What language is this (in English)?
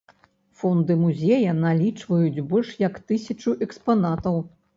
Belarusian